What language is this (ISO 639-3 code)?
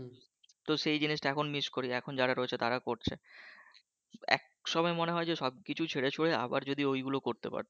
ben